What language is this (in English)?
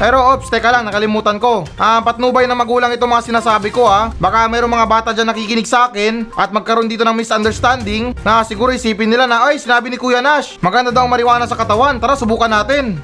Filipino